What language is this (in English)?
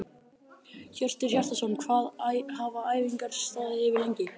Icelandic